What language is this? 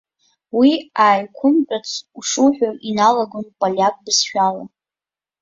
Abkhazian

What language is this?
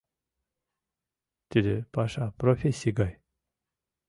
Mari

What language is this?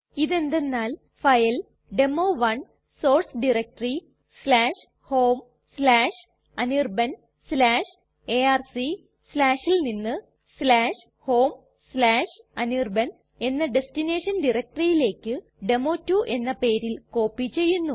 Malayalam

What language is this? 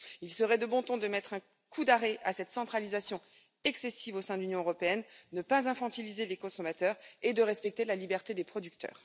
French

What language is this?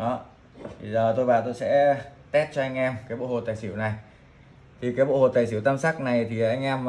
Vietnamese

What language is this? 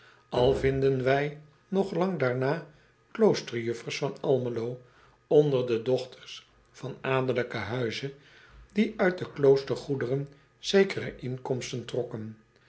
Dutch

